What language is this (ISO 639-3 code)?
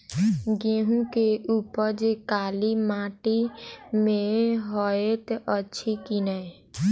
mai